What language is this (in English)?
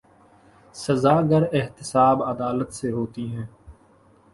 Urdu